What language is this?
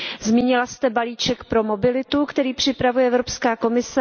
Czech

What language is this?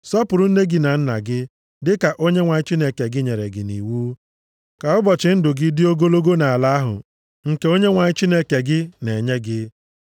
Igbo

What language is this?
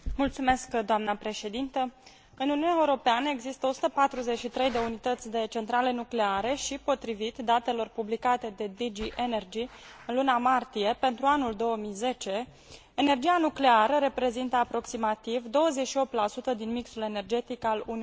Romanian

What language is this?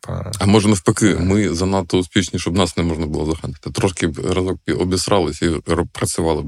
Ukrainian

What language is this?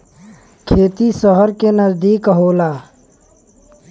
Bhojpuri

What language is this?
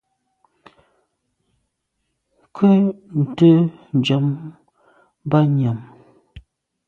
Medumba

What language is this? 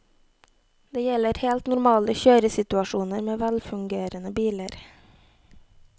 Norwegian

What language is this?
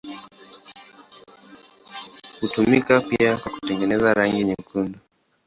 Swahili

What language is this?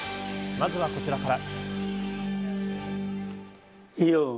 Japanese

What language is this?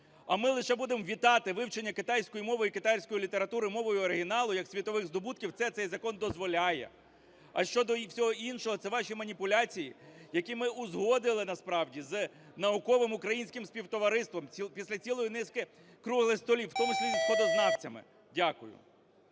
Ukrainian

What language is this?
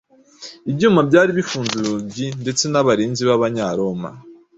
Kinyarwanda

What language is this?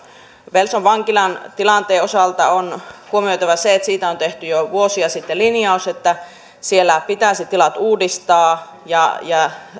Finnish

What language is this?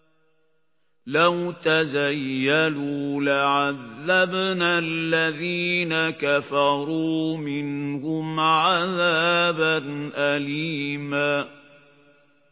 Arabic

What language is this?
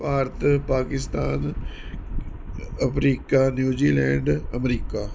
Punjabi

